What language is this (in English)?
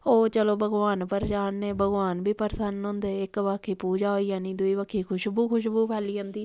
Dogri